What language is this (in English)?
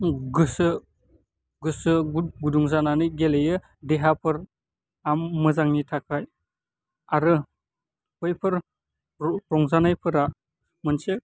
Bodo